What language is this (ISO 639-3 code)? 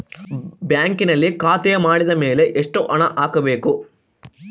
kan